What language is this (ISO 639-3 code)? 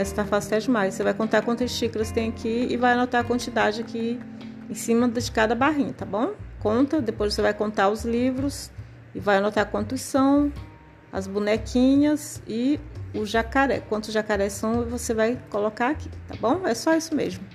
por